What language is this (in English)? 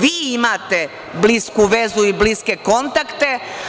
Serbian